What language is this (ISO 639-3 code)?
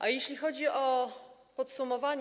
pol